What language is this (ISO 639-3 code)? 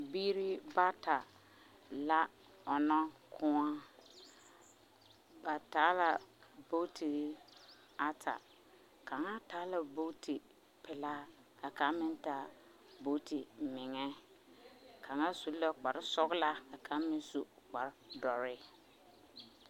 dga